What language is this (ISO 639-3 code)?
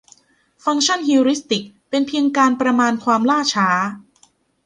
tha